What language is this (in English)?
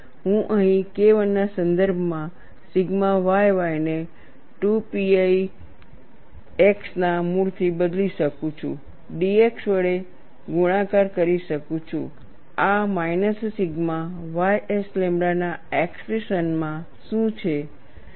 Gujarati